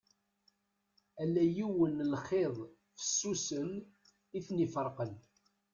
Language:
Kabyle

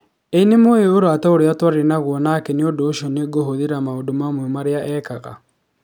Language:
Kikuyu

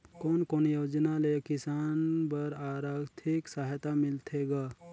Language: Chhattisgarhi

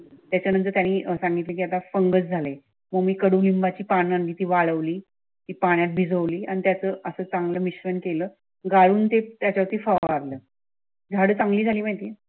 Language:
Marathi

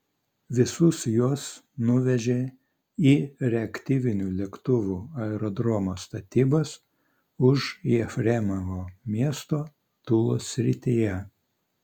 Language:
Lithuanian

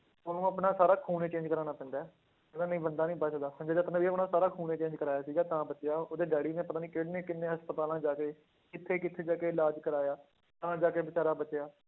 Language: Punjabi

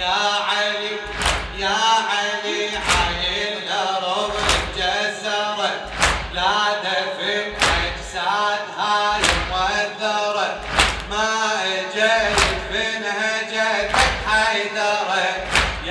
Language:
Arabic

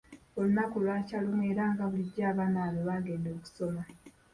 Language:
Ganda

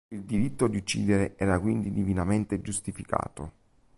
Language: Italian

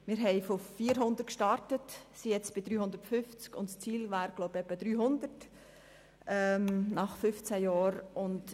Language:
Swiss German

